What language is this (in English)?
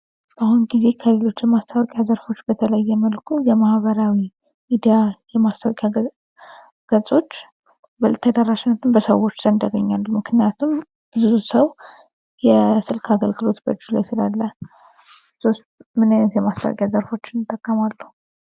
Amharic